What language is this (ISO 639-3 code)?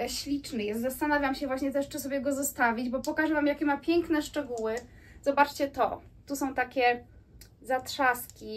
pol